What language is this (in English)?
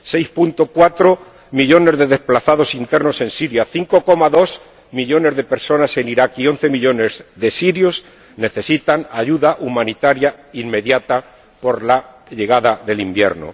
Spanish